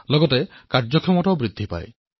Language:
Assamese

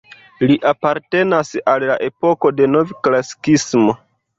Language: Esperanto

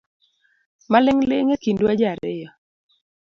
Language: Luo (Kenya and Tanzania)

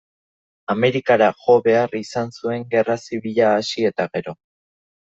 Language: Basque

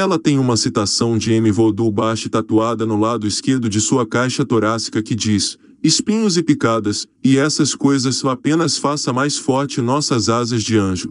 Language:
Portuguese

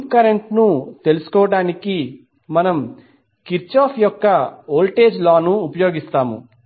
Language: Telugu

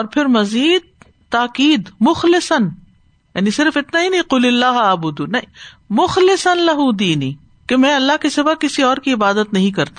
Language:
Urdu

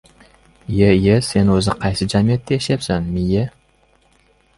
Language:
Uzbek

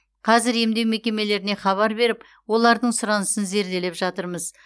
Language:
Kazakh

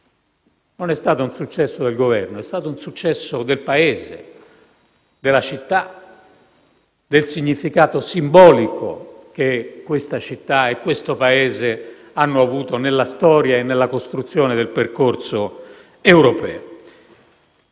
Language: Italian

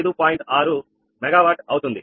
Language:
Telugu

